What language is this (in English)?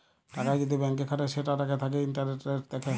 Bangla